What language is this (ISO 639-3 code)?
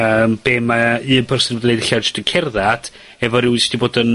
cym